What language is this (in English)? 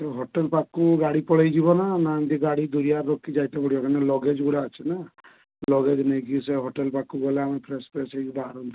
Odia